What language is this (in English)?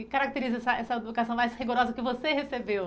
Portuguese